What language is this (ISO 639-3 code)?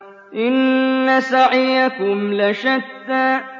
ara